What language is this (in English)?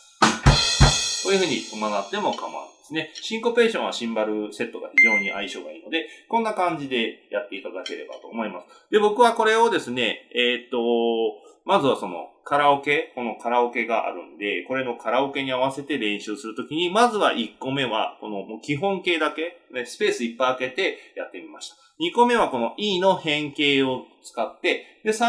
Japanese